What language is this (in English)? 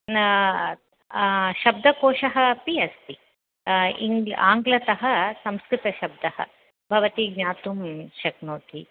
Sanskrit